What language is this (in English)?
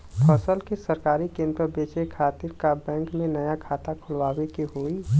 Bhojpuri